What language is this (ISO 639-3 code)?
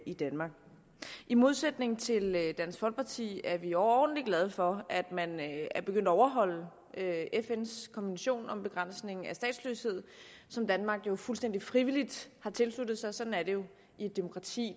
dan